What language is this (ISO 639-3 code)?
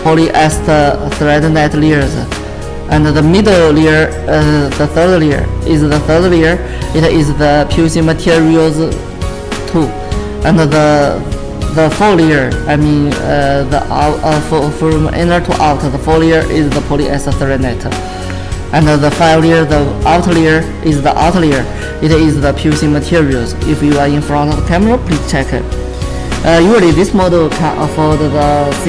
eng